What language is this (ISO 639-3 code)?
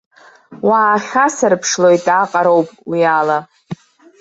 abk